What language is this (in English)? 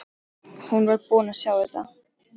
Icelandic